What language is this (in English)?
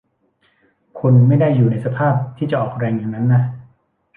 Thai